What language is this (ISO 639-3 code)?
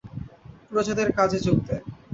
ben